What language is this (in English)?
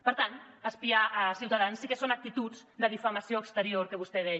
Catalan